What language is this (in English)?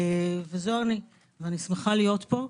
Hebrew